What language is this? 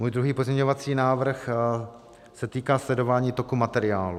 Czech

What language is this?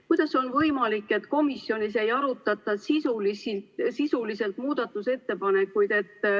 Estonian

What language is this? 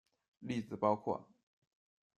Chinese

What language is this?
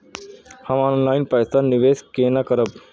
Maithili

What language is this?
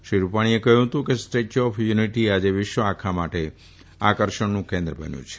Gujarati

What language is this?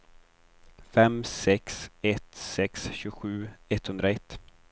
Swedish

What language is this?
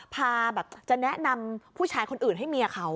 Thai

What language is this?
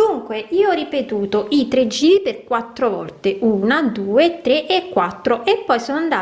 Italian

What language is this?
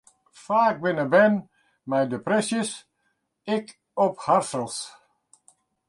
Western Frisian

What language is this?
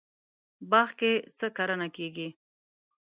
Pashto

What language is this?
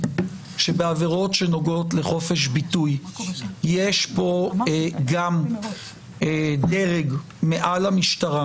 Hebrew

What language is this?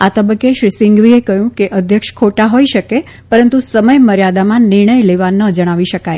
Gujarati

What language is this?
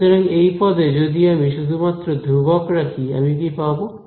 Bangla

